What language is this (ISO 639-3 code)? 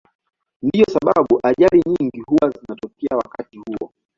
swa